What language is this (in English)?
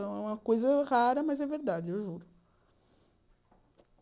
Portuguese